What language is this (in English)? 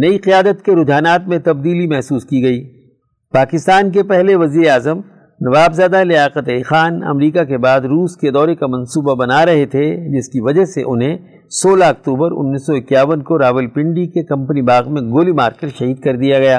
Urdu